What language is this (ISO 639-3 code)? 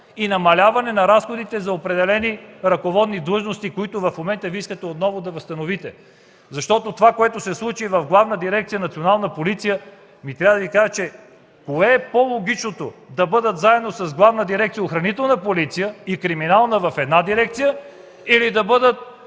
bul